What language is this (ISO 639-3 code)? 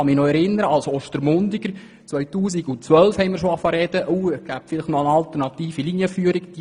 gsw